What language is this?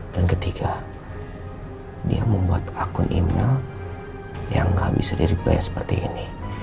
Indonesian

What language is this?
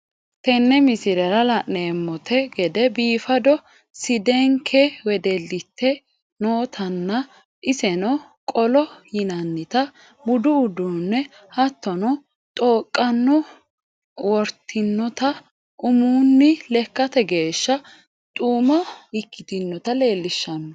Sidamo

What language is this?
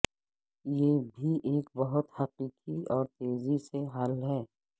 Urdu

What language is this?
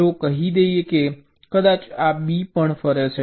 Gujarati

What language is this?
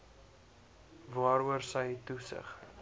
Afrikaans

